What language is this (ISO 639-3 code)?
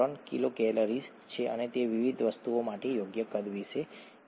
guj